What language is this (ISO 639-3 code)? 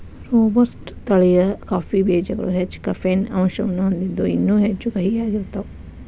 kan